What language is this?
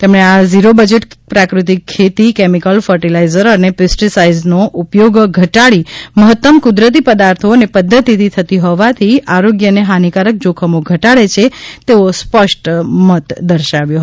Gujarati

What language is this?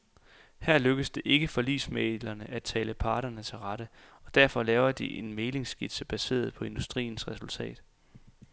Danish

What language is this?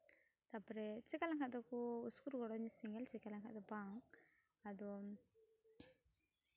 Santali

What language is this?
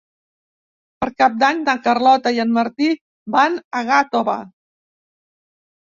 Catalan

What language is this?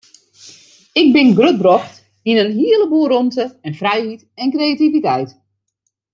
Western Frisian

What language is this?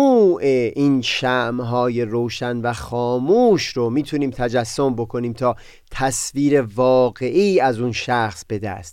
Persian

